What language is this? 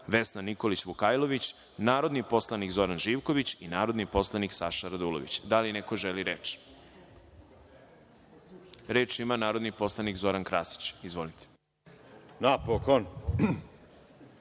Serbian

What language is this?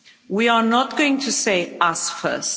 English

